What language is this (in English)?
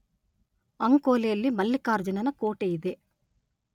Kannada